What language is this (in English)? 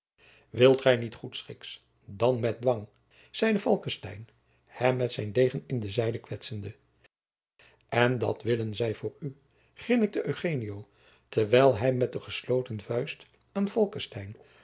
Dutch